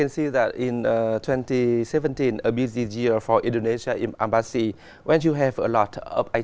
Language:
Vietnamese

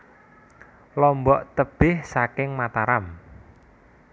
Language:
Javanese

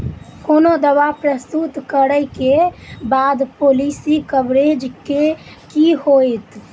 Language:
Maithili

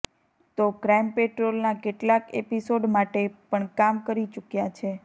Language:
Gujarati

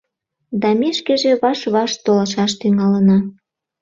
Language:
Mari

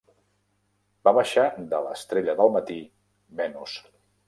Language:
Catalan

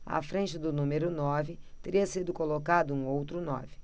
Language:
Portuguese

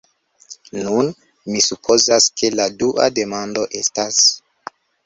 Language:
Esperanto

